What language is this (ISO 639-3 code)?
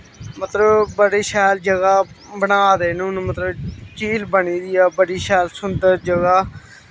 doi